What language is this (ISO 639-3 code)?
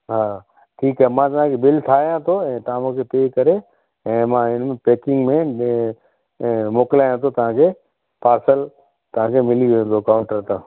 snd